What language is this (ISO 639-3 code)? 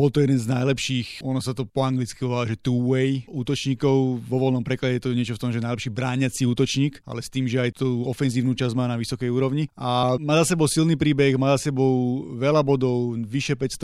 slk